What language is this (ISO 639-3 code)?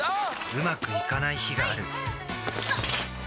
jpn